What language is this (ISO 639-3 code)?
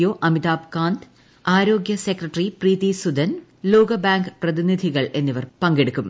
mal